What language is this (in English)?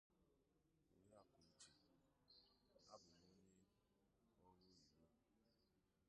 Igbo